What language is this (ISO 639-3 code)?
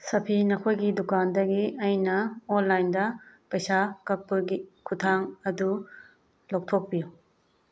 mni